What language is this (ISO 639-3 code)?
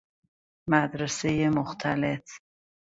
fas